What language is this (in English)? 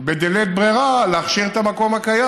Hebrew